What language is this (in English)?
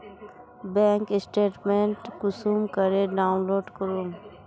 Magahi